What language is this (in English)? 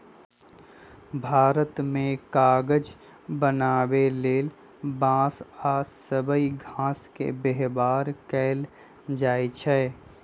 Magahi